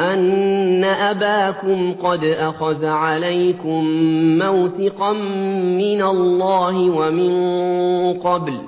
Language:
Arabic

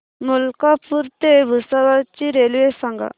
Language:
Marathi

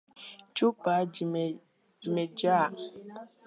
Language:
Swahili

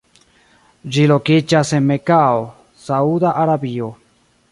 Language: Esperanto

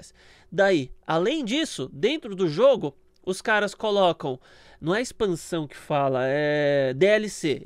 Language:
Portuguese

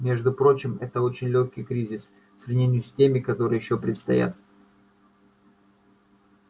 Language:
Russian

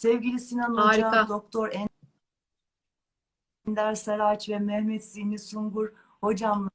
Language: Turkish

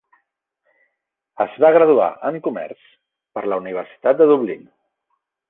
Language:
Catalan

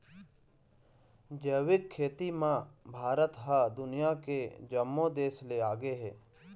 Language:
Chhattisgarhi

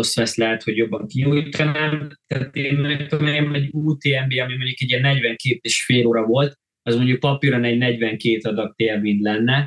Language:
Hungarian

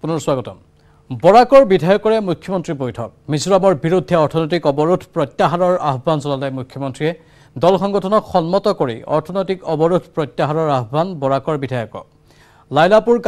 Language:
Korean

